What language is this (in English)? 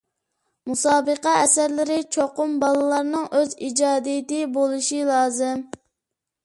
Uyghur